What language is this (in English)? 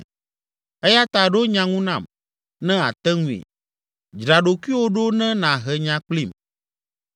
Ewe